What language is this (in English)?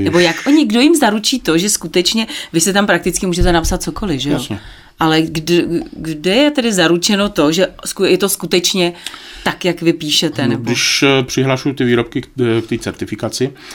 Czech